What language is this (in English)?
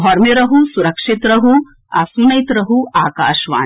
Maithili